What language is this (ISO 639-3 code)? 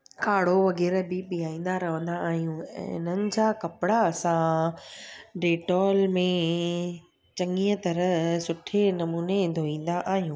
snd